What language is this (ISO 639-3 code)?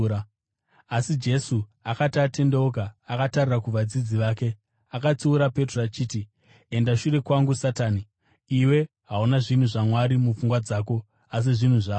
sna